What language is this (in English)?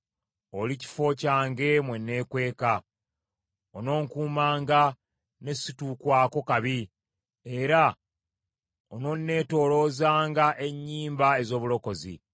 Ganda